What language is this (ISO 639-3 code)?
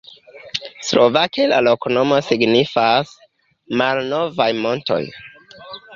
epo